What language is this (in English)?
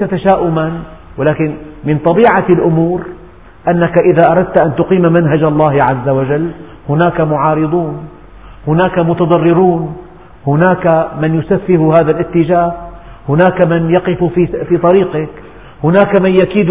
Arabic